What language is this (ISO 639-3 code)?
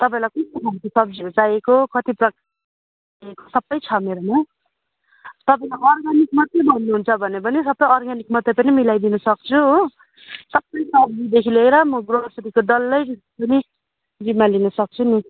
nep